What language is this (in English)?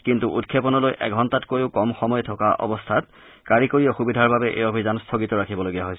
Assamese